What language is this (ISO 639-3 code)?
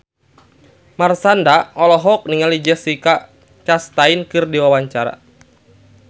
sun